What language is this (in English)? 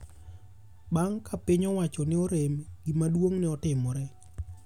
Luo (Kenya and Tanzania)